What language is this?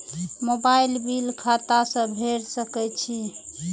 Maithili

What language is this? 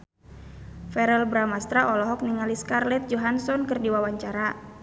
Sundanese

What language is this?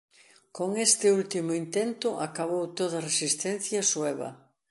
Galician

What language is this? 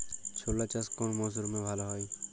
Bangla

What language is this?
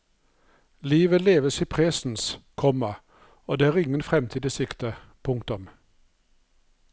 Norwegian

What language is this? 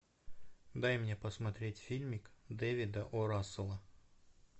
Russian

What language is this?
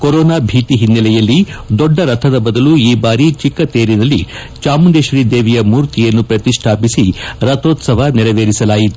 Kannada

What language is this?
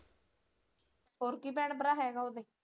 Punjabi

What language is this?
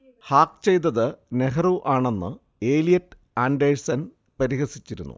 Malayalam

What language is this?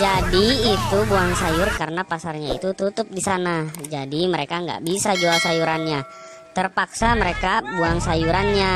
Indonesian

